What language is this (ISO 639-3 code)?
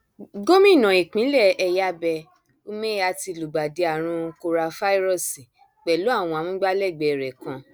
yor